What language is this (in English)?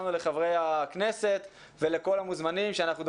Hebrew